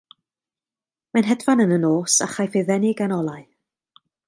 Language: Welsh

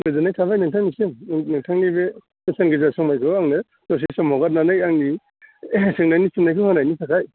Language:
Bodo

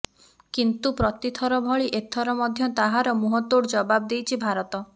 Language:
Odia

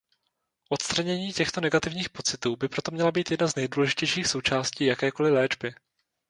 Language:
Czech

